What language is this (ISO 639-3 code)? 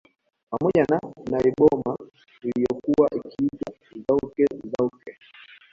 swa